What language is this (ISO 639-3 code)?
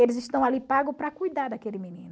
por